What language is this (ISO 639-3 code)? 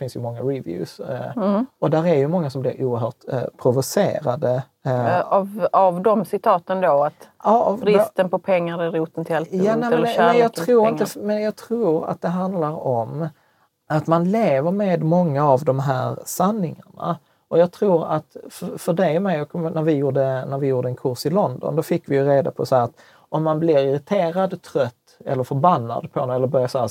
swe